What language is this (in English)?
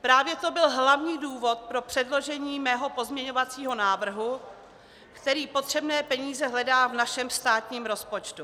Czech